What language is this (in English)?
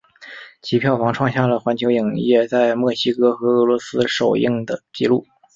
Chinese